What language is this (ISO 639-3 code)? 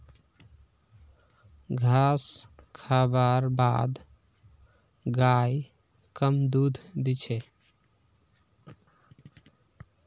mag